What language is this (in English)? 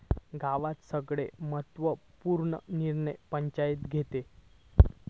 Marathi